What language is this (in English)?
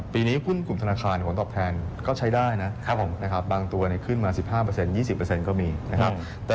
Thai